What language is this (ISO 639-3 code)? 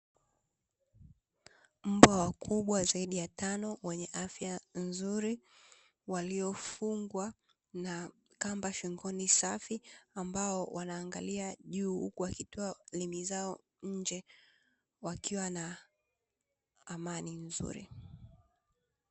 swa